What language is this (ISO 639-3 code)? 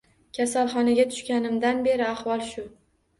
uzb